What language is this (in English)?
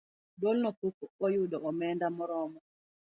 Luo (Kenya and Tanzania)